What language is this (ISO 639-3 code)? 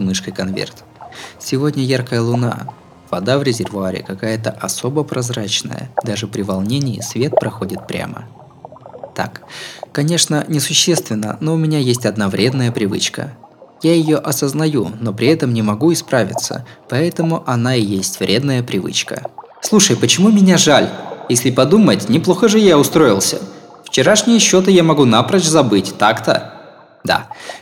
rus